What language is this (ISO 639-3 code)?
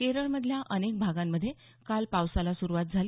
mar